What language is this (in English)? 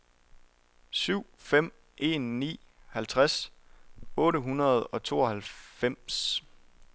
Danish